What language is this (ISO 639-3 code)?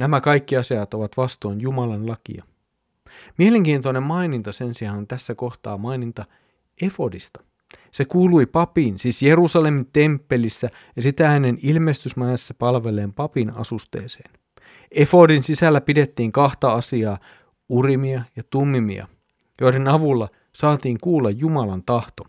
fin